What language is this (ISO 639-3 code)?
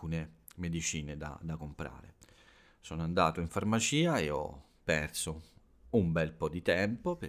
ita